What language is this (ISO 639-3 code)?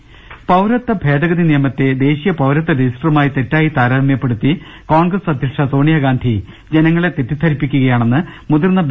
mal